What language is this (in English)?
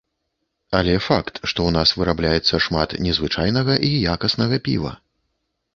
Belarusian